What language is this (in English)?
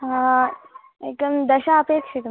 Sanskrit